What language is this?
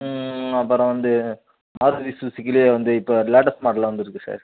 Tamil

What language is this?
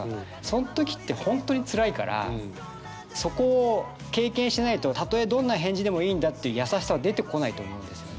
Japanese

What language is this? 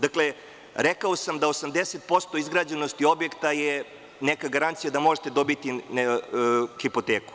Serbian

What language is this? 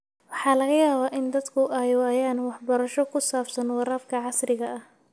Somali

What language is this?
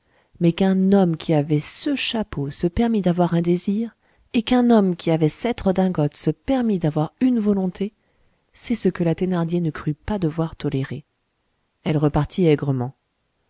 French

